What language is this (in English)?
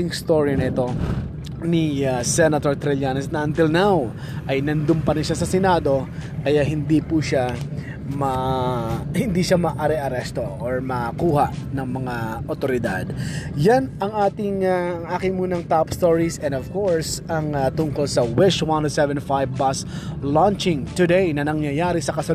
Filipino